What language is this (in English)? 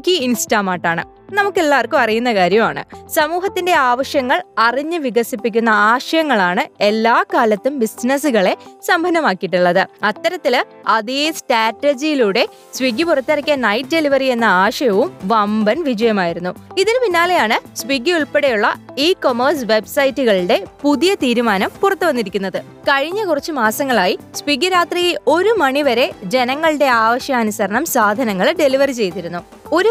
Malayalam